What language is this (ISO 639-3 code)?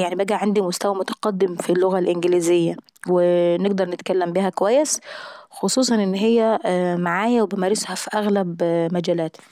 aec